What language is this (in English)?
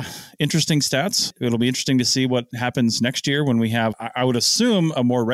English